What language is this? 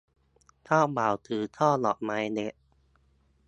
Thai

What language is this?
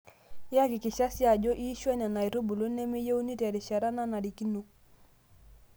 Masai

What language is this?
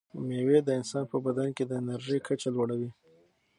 Pashto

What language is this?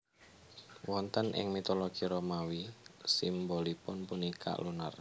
Javanese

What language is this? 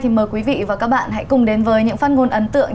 Vietnamese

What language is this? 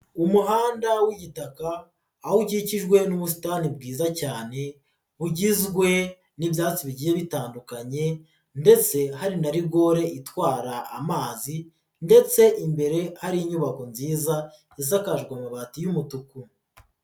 Kinyarwanda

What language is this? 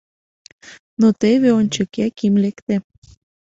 Mari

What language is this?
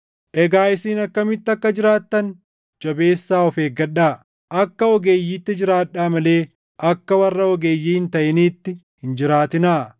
Oromo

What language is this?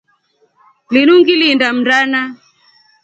Rombo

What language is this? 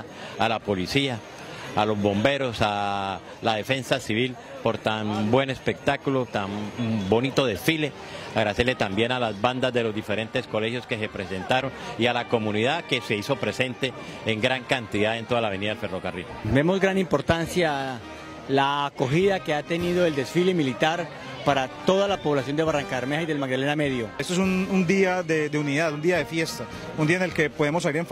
Spanish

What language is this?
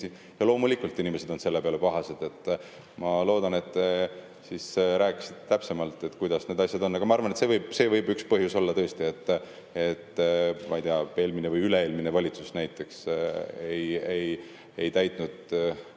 Estonian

